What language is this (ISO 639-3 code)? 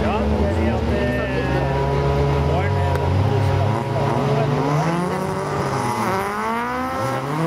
nor